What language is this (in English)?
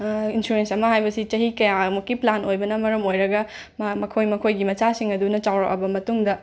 Manipuri